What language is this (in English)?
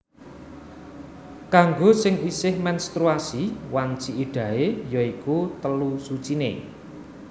Javanese